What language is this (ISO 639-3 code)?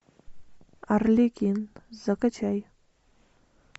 rus